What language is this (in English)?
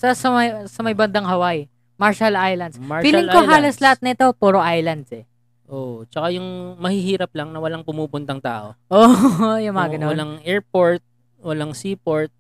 Filipino